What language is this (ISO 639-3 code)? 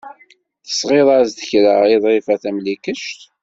kab